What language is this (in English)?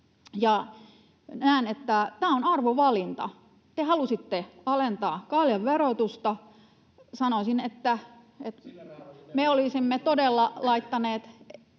Finnish